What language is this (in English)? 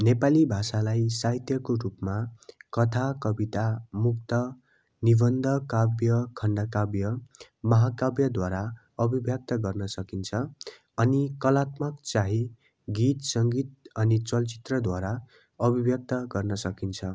Nepali